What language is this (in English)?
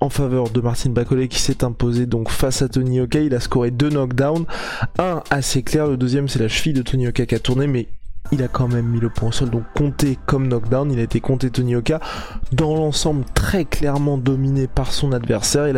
French